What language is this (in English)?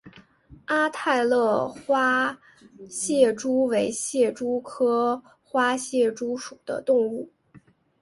Chinese